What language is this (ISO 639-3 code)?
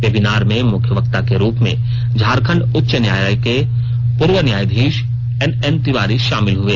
hin